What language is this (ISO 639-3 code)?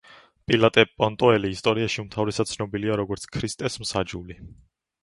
kat